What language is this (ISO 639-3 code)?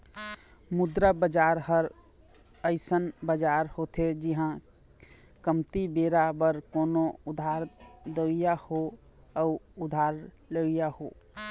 hne